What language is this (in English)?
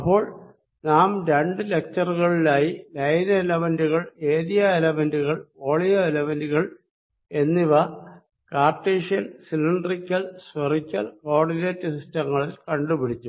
Malayalam